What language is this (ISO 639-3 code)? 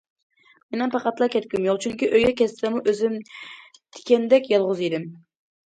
uig